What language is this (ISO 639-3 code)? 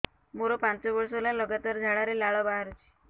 ori